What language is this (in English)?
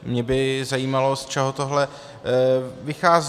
Czech